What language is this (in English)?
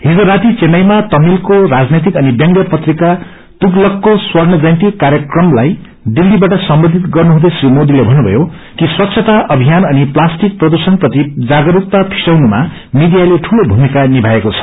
Nepali